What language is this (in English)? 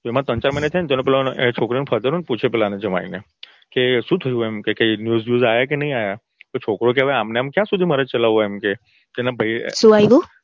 Gujarati